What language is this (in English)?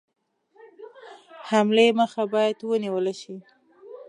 Pashto